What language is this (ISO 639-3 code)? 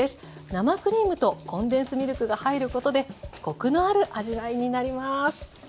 jpn